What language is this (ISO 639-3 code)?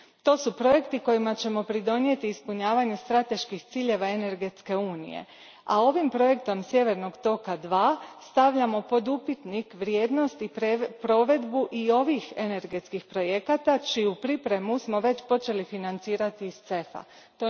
hrv